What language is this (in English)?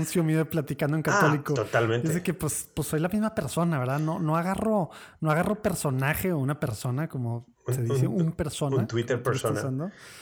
Spanish